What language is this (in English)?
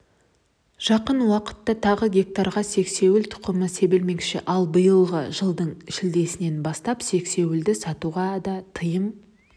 Kazakh